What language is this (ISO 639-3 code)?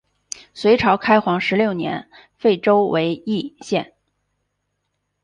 zho